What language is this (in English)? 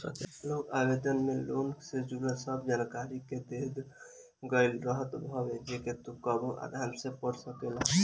Bhojpuri